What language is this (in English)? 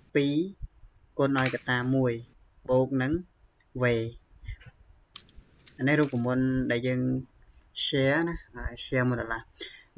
Thai